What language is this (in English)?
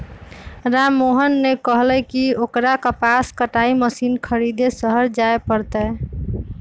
Magahi